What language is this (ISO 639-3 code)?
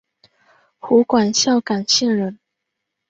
zho